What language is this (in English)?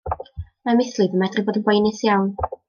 Welsh